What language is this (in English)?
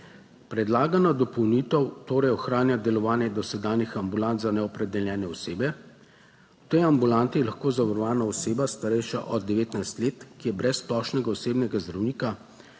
Slovenian